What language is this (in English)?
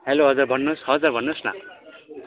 Nepali